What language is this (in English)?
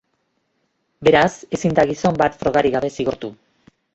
Basque